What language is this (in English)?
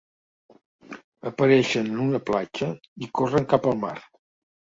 Catalan